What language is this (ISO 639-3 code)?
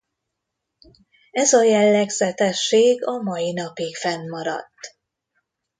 hun